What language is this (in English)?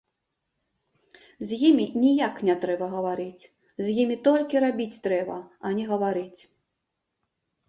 Belarusian